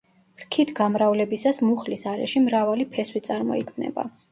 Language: Georgian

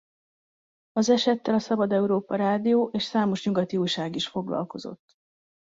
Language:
Hungarian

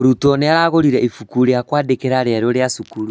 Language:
Kikuyu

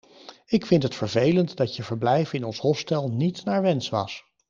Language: Dutch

